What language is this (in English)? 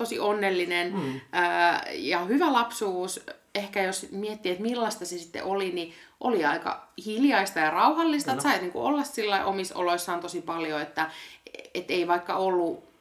Finnish